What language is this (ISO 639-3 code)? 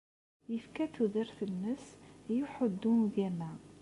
kab